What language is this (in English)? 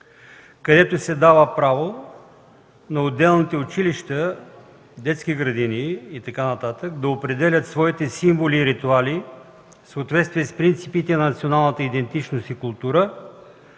Bulgarian